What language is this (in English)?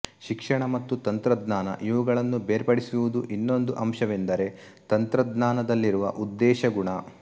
Kannada